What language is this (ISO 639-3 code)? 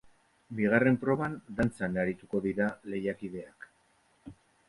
eus